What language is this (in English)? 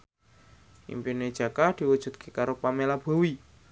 Javanese